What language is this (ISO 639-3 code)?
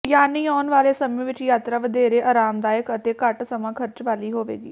pan